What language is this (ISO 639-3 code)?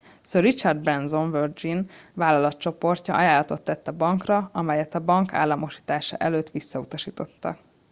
hun